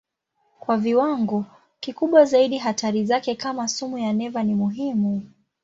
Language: Swahili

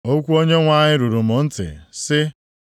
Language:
Igbo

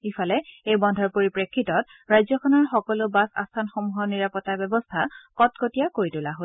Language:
Assamese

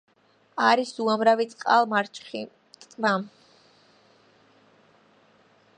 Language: Georgian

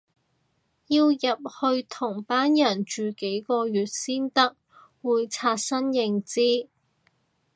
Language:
Cantonese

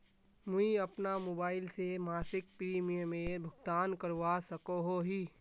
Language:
Magahi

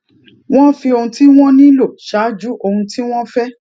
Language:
Yoruba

